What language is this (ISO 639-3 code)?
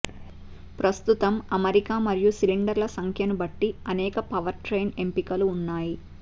tel